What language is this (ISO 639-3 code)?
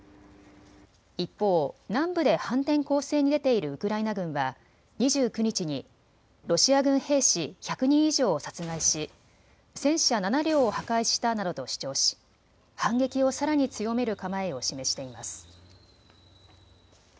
jpn